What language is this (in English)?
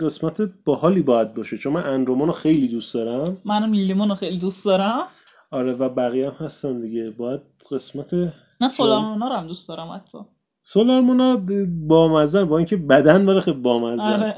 Persian